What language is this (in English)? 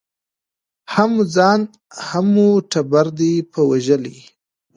Pashto